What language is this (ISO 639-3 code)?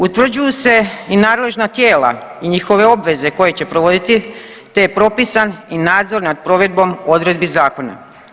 hrv